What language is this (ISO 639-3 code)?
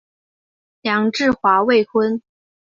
zho